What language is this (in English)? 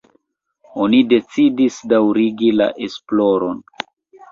Esperanto